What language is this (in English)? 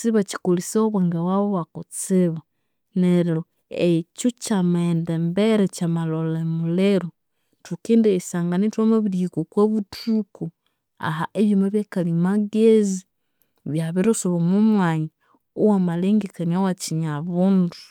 Konzo